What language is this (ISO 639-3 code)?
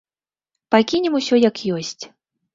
bel